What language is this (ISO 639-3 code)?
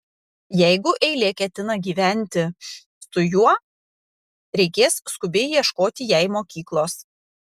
lit